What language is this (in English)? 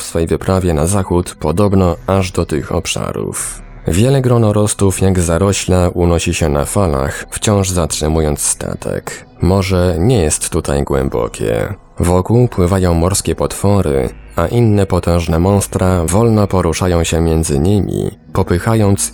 Polish